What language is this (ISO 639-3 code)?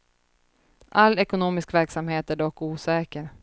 swe